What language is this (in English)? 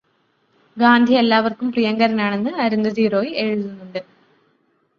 Malayalam